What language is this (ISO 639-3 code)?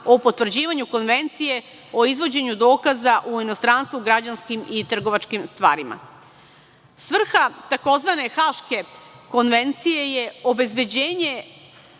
srp